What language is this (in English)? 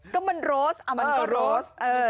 Thai